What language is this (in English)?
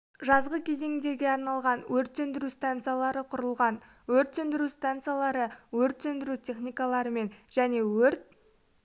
Kazakh